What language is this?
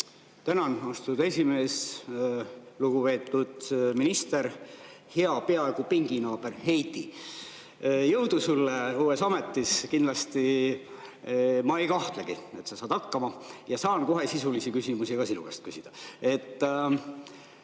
Estonian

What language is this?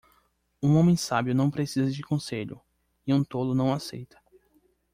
Portuguese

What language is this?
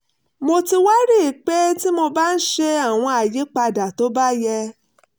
Yoruba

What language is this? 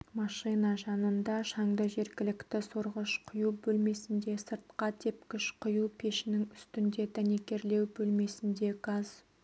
Kazakh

